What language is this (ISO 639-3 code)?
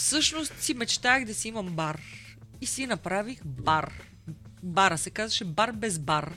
bul